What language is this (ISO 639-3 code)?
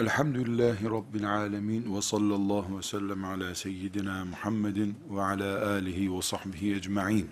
tur